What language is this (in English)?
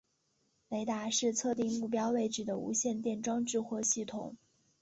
Chinese